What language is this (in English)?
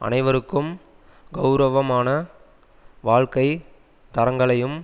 Tamil